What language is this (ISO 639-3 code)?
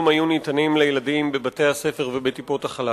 heb